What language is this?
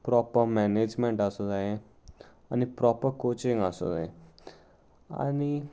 Konkani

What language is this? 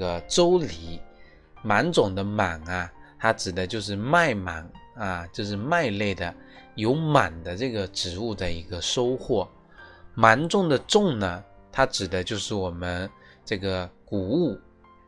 Chinese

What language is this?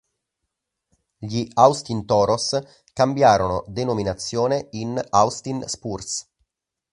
Italian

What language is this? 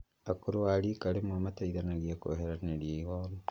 Kikuyu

